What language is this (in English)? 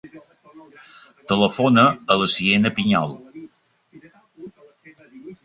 Catalan